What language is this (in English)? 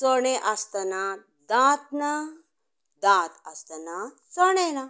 Konkani